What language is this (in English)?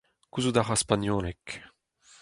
Breton